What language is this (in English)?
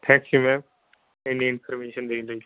Punjabi